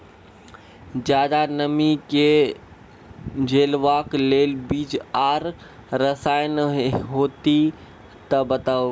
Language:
Maithili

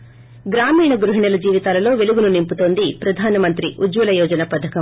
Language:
Telugu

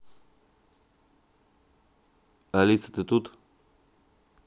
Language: Russian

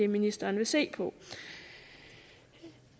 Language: Danish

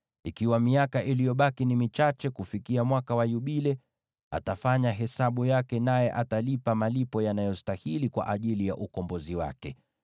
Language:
Swahili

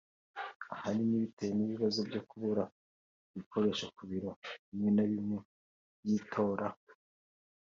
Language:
Kinyarwanda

